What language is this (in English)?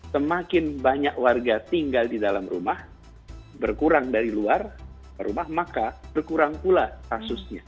Indonesian